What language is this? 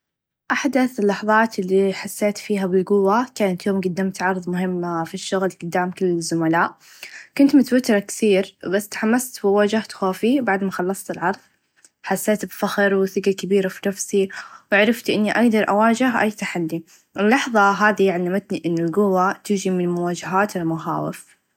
Najdi Arabic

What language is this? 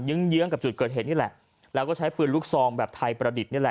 Thai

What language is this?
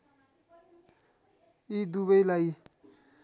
Nepali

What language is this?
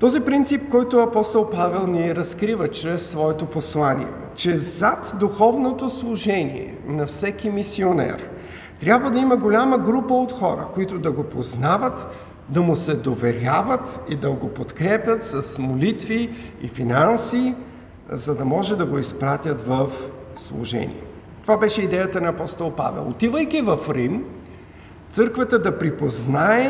Bulgarian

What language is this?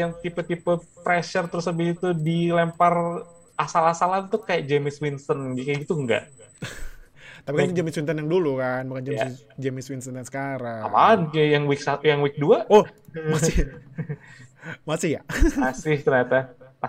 Indonesian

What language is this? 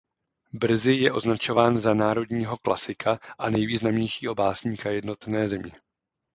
Czech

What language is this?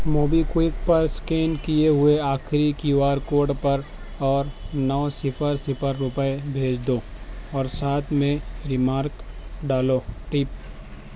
Urdu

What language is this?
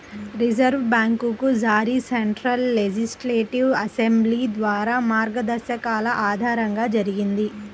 Telugu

